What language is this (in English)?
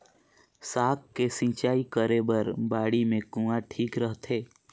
Chhattisgarhi